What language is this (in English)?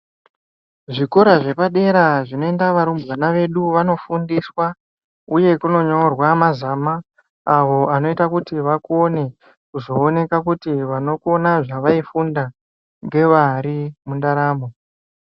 Ndau